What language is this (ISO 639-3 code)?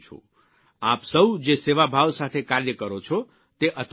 guj